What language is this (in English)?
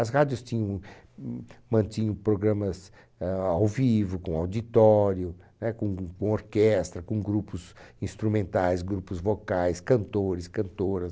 Portuguese